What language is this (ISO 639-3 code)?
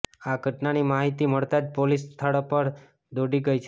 guj